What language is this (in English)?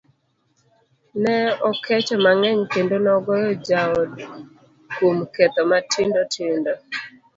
Luo (Kenya and Tanzania)